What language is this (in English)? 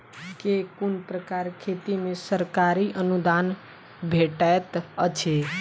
Maithili